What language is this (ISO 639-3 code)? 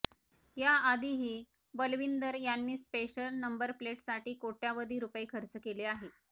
mar